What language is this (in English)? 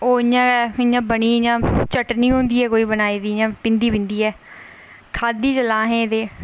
Dogri